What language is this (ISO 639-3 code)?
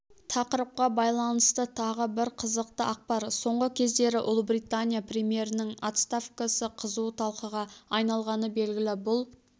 kaz